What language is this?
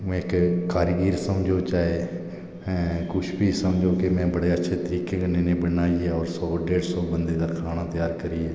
Dogri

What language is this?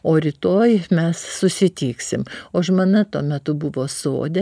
Lithuanian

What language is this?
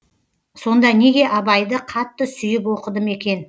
Kazakh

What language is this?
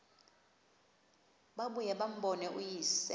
Xhosa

